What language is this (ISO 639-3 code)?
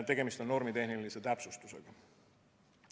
est